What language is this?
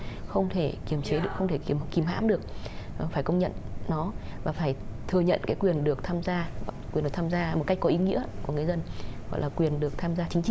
Vietnamese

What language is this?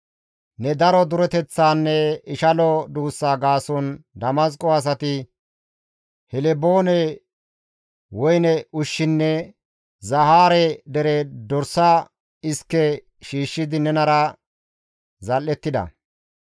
Gamo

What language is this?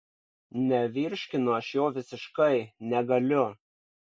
Lithuanian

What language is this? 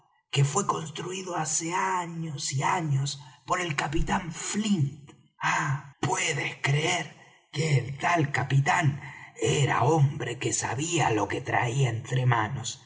Spanish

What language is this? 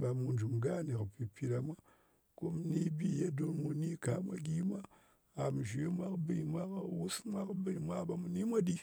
Ngas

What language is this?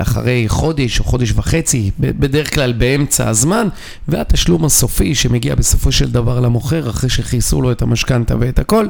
Hebrew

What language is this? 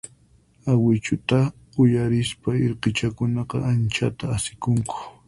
Puno Quechua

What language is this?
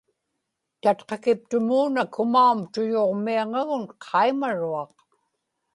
Inupiaq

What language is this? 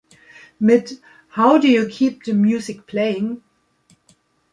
German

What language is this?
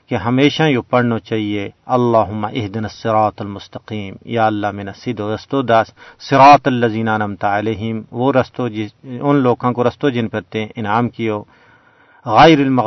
Urdu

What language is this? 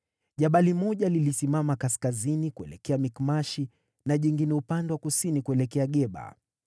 Swahili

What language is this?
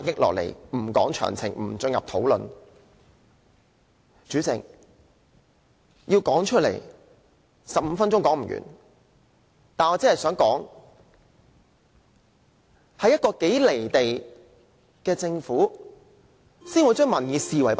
Cantonese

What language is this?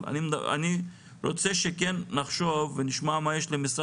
Hebrew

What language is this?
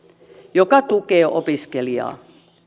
Finnish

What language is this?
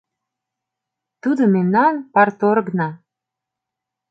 Mari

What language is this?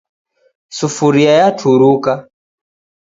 Taita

